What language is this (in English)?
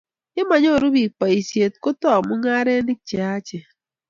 Kalenjin